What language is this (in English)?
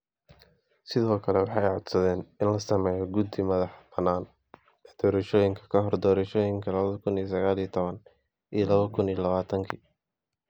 Somali